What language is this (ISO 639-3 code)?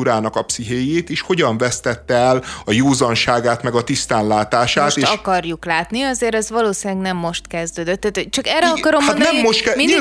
hun